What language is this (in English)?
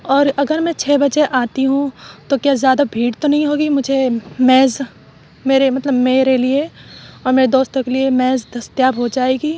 Urdu